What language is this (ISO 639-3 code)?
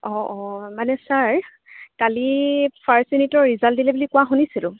asm